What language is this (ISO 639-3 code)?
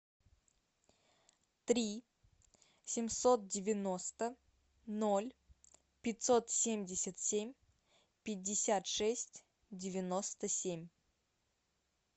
rus